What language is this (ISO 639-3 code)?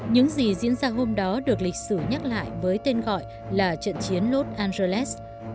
vie